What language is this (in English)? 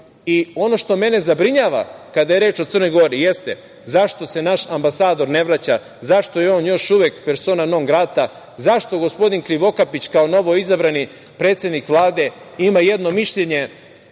Serbian